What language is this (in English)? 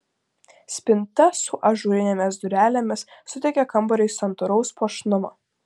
Lithuanian